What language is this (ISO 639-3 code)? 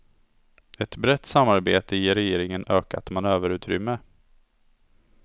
swe